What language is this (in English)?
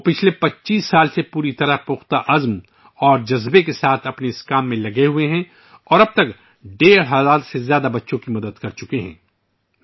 Urdu